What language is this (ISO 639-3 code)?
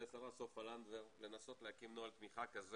heb